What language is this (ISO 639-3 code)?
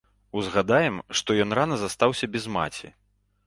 bel